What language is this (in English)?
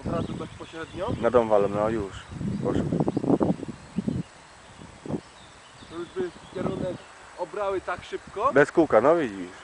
Polish